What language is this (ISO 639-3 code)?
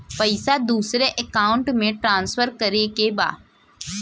bho